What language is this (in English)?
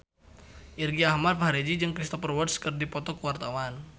Sundanese